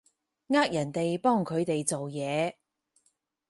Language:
Cantonese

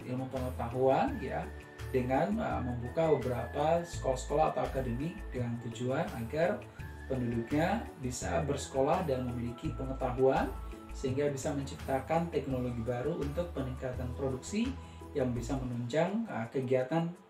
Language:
Indonesian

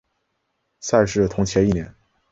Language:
Chinese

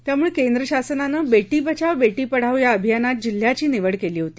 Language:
Marathi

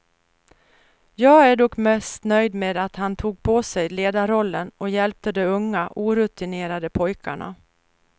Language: Swedish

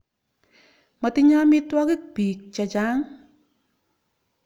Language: Kalenjin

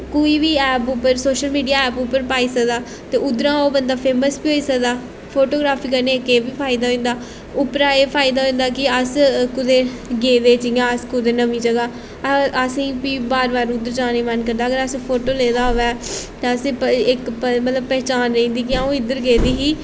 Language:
Dogri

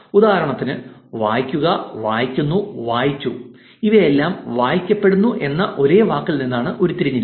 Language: Malayalam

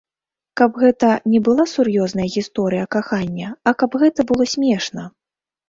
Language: Belarusian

